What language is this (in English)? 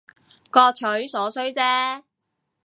Cantonese